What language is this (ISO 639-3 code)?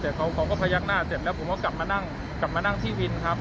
tha